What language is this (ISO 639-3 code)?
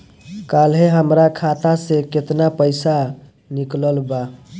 bho